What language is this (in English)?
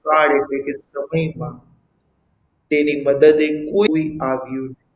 Gujarati